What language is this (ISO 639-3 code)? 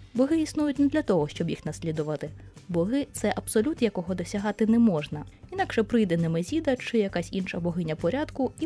ukr